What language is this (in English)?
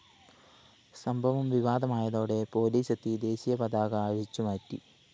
Malayalam